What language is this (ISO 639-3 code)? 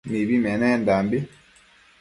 mcf